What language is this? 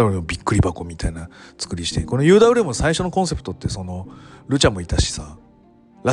Japanese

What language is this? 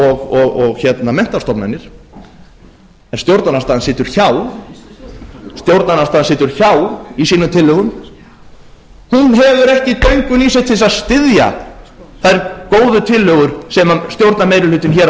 Icelandic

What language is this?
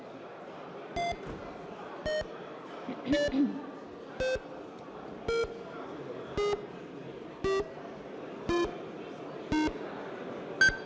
Ukrainian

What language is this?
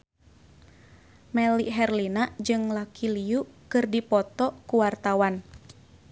Sundanese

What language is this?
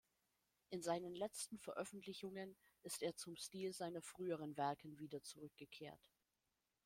German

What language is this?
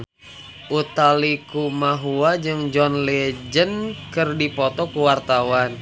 Sundanese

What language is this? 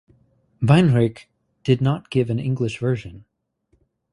English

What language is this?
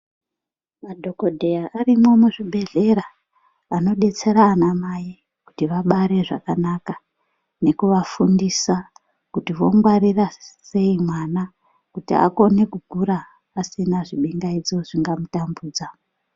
Ndau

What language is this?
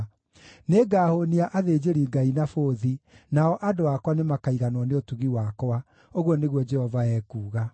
Kikuyu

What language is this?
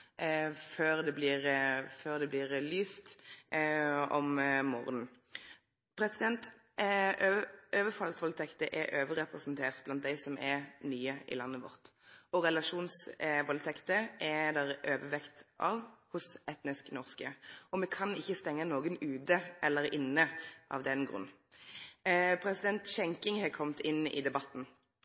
Norwegian Nynorsk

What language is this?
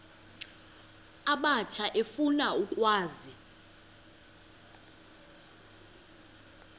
Xhosa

